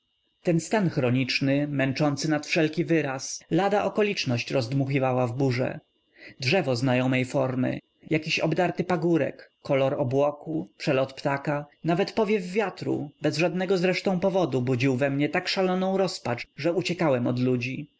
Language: Polish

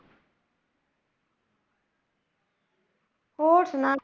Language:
Punjabi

